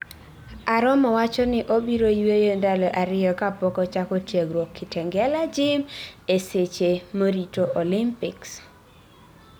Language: Luo (Kenya and Tanzania)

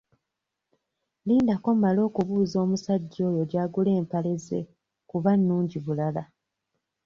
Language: Ganda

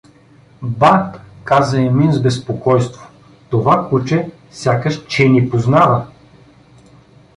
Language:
Bulgarian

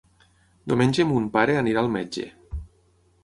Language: Catalan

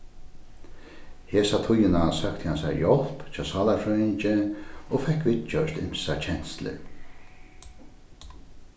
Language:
Faroese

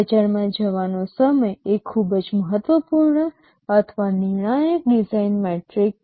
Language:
Gujarati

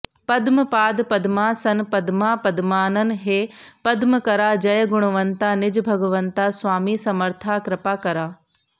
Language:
Sanskrit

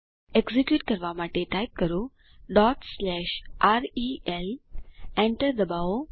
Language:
Gujarati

